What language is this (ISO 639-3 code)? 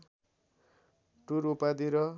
nep